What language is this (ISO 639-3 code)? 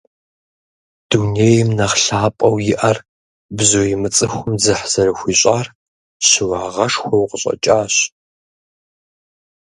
kbd